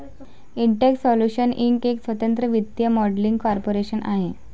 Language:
Marathi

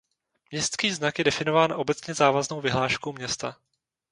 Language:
Czech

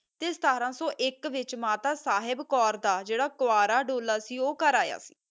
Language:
Punjabi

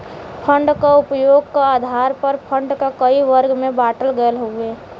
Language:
Bhojpuri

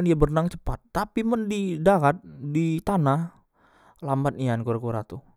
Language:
Musi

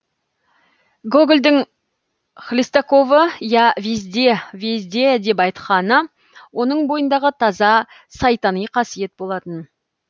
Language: Kazakh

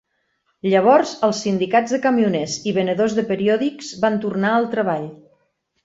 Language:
Catalan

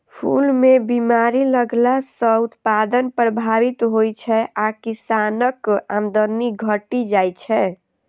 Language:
Maithili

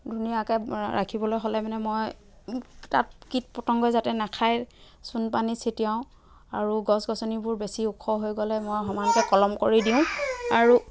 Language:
Assamese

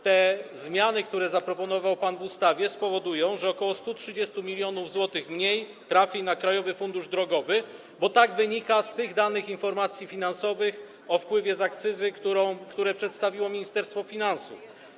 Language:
Polish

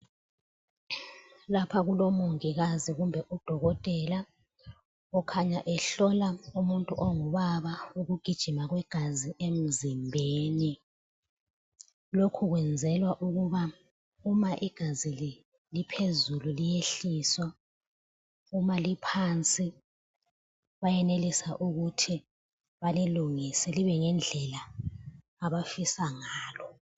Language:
North Ndebele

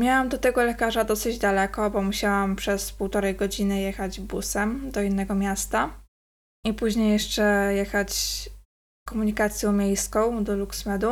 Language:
Polish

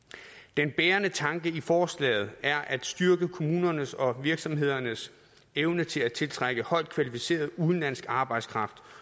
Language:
Danish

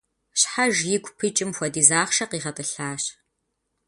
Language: Kabardian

